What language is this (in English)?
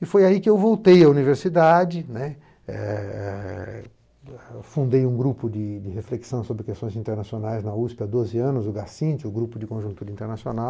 Portuguese